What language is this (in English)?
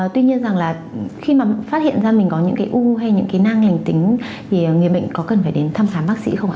Vietnamese